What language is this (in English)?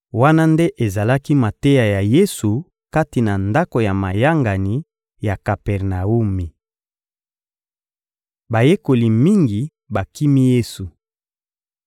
Lingala